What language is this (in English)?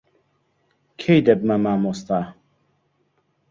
Central Kurdish